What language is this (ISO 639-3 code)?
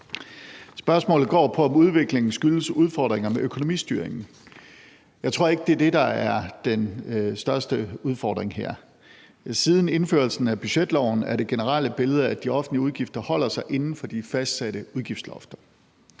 dan